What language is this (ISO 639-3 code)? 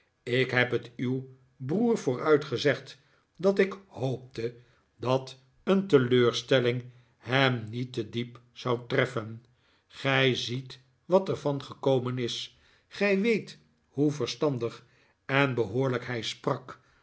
nld